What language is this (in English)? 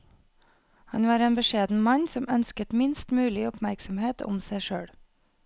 Norwegian